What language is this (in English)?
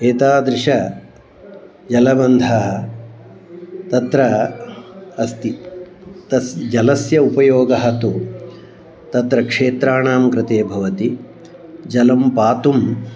Sanskrit